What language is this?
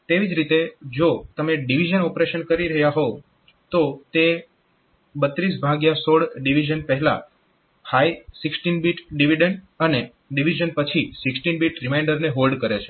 Gujarati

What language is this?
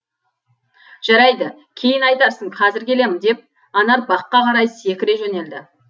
Kazakh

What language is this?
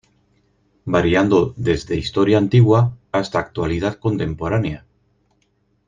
Spanish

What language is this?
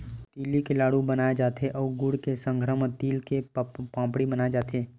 Chhattisgarhi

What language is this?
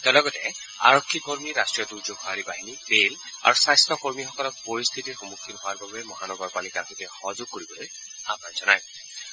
Assamese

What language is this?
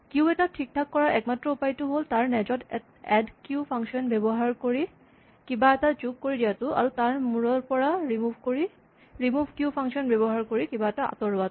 Assamese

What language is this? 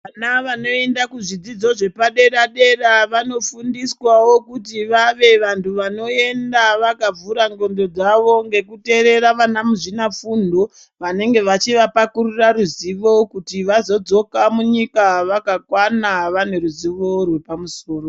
Ndau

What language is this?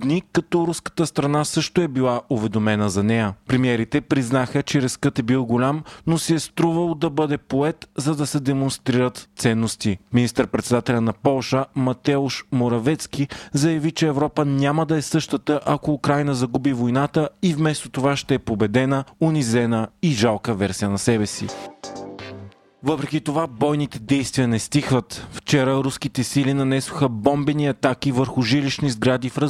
Bulgarian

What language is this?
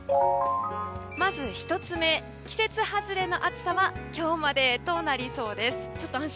Japanese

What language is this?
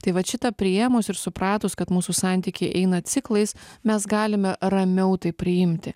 Lithuanian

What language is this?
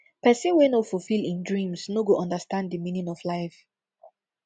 Nigerian Pidgin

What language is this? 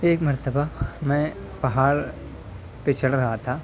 Urdu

